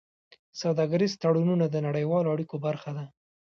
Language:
Pashto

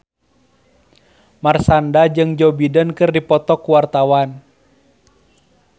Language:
Sundanese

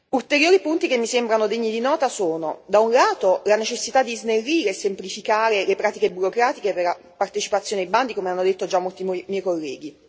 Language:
Italian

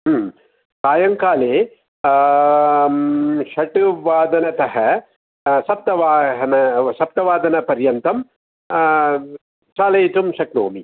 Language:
Sanskrit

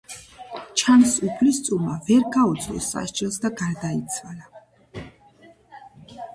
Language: Georgian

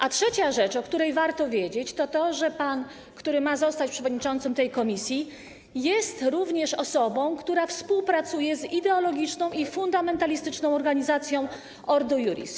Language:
Polish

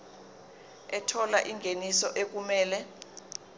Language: Zulu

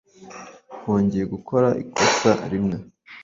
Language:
Kinyarwanda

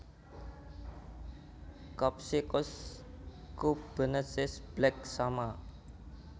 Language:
Javanese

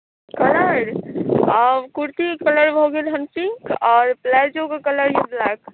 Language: Maithili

